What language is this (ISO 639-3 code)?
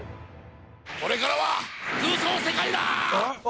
jpn